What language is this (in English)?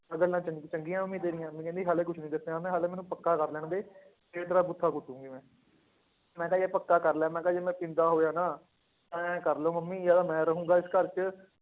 Punjabi